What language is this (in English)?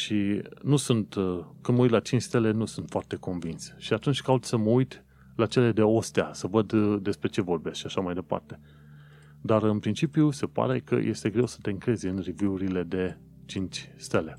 Romanian